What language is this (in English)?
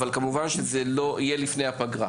Hebrew